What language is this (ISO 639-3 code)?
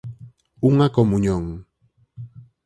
glg